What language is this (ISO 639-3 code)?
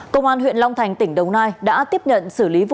vie